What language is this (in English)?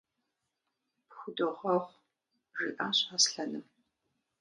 Kabardian